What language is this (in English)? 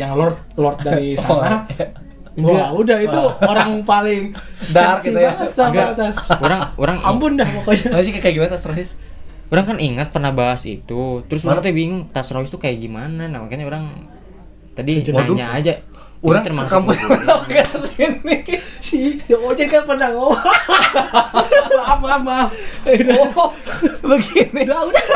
Indonesian